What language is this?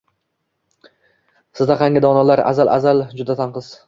Uzbek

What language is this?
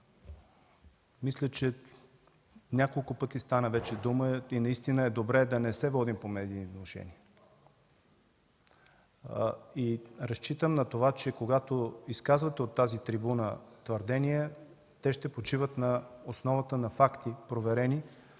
Bulgarian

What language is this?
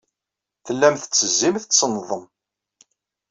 Kabyle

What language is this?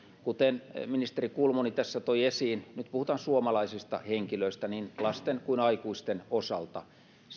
Finnish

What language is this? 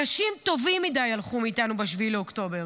Hebrew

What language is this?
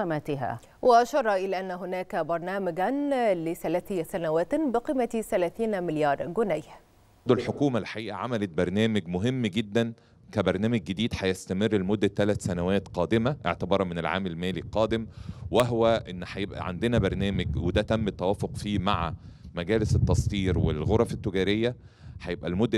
Arabic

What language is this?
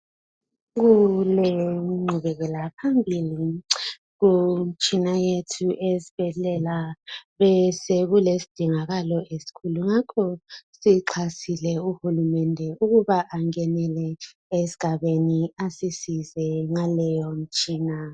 North Ndebele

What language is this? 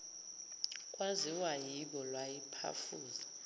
Zulu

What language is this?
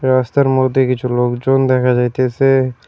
Bangla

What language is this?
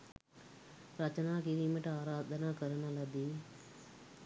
Sinhala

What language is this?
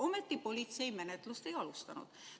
Estonian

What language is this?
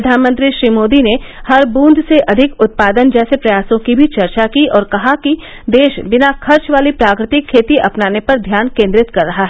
Hindi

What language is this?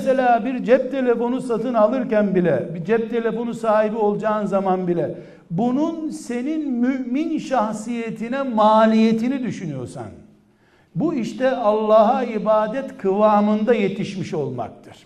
Turkish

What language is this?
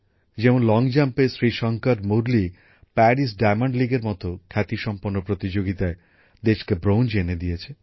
Bangla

